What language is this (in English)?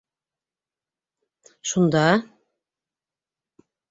Bashkir